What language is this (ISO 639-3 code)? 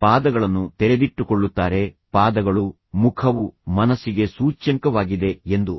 kan